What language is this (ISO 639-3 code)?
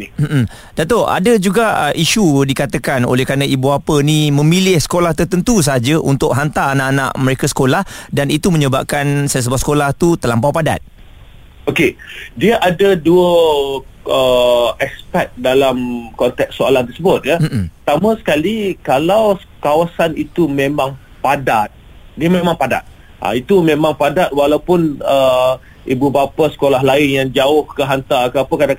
msa